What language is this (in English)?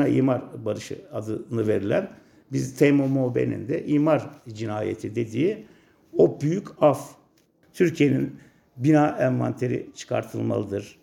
Turkish